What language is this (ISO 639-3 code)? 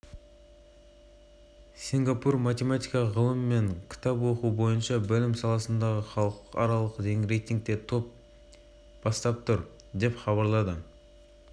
kaz